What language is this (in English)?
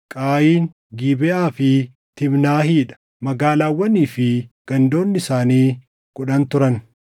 Oromo